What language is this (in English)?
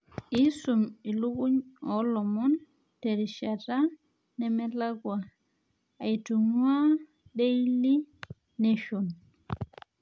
Masai